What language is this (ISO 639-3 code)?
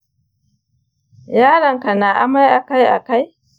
hau